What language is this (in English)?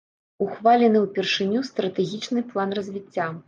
Belarusian